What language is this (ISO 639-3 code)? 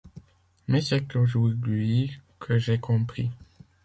fra